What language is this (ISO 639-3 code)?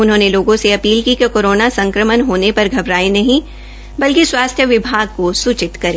hin